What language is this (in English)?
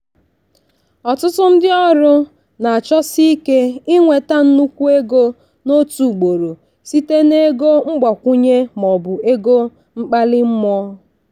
Igbo